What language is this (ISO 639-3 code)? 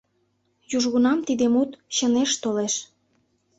chm